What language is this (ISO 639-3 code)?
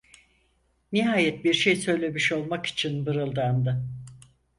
tur